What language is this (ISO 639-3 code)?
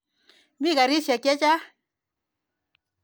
kln